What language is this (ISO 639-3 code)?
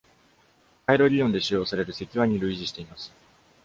jpn